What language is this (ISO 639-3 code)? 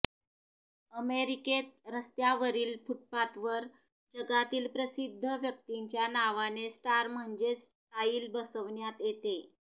mar